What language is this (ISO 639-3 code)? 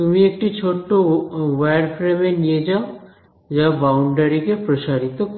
ben